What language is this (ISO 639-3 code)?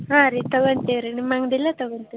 kan